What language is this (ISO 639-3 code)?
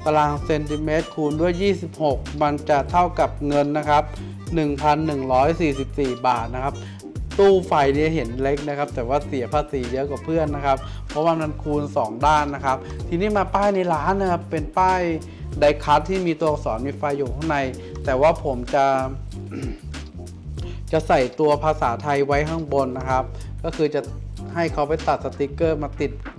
tha